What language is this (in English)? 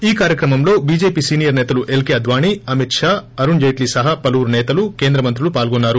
Telugu